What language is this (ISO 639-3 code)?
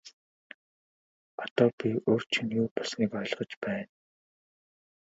mon